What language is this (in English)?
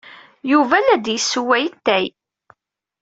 Kabyle